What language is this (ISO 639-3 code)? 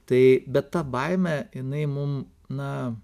lit